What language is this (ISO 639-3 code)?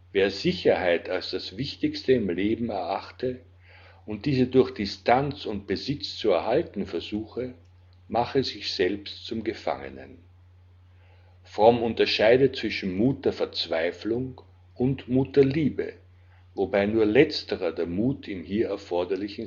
deu